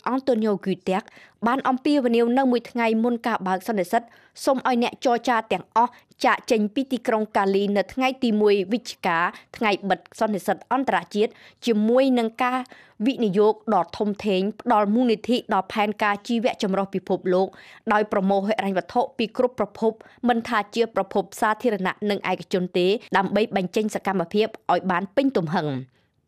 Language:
Thai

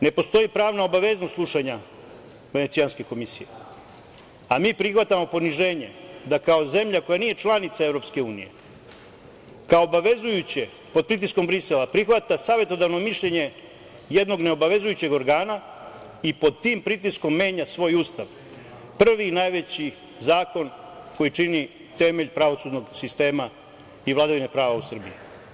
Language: Serbian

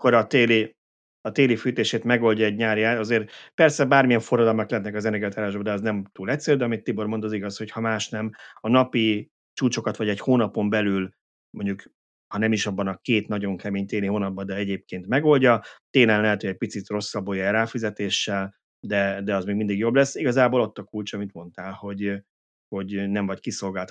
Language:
Hungarian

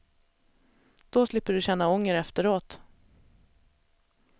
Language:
Swedish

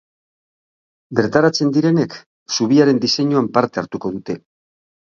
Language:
Basque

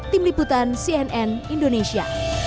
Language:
Indonesian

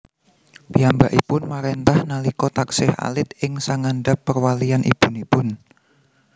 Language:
Javanese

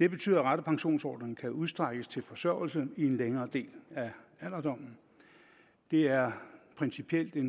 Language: Danish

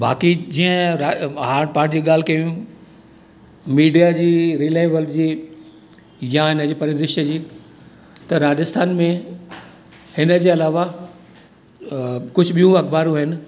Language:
Sindhi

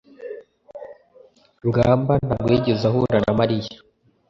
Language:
Kinyarwanda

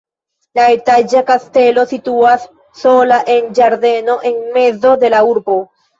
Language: Esperanto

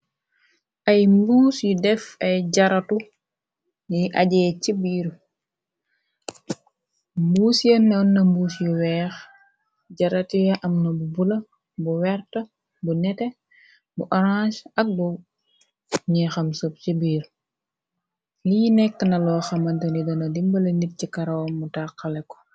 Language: Wolof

